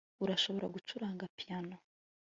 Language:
Kinyarwanda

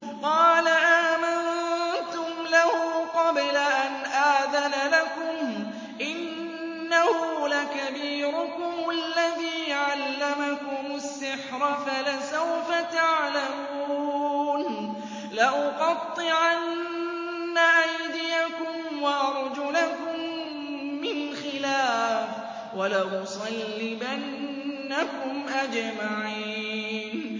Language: Arabic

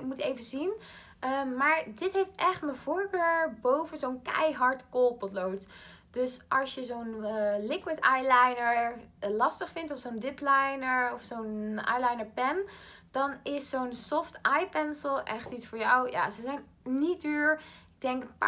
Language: Dutch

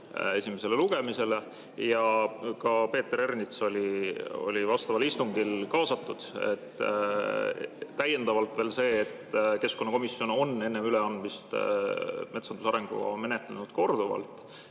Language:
Estonian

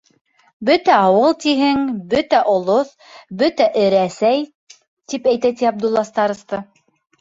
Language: Bashkir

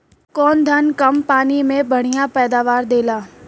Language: Bhojpuri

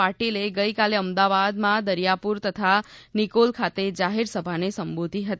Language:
Gujarati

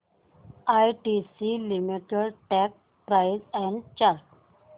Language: Marathi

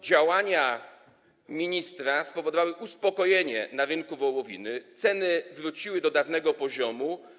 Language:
Polish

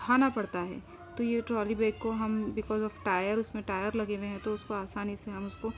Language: Urdu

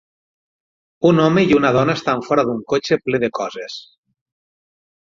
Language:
Catalan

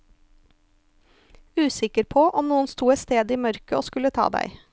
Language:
Norwegian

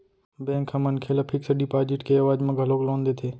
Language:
Chhattisgarhi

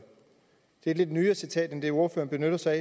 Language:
Danish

